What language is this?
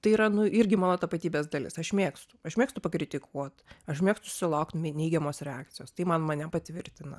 Lithuanian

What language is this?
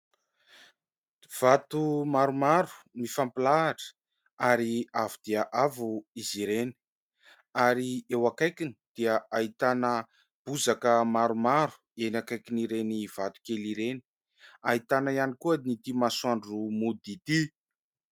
Malagasy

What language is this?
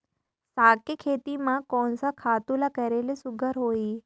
Chhattisgarhi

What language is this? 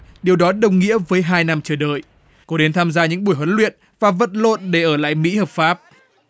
Vietnamese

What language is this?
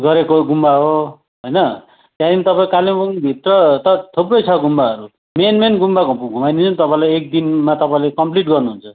Nepali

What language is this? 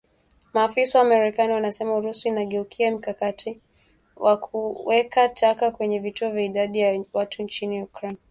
Swahili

